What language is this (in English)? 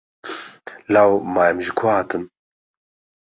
Kurdish